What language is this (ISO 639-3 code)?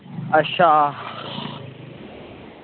doi